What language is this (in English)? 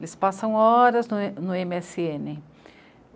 Portuguese